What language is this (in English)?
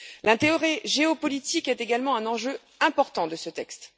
French